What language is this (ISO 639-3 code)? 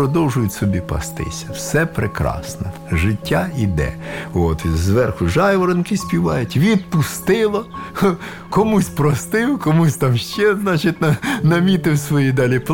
ukr